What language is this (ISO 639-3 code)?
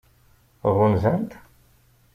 kab